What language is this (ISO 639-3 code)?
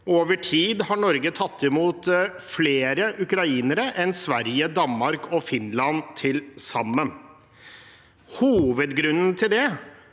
nor